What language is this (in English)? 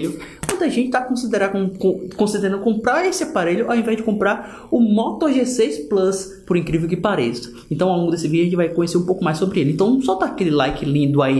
Portuguese